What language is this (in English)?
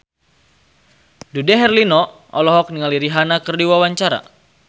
Sundanese